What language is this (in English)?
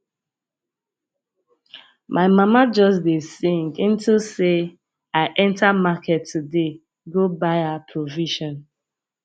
Nigerian Pidgin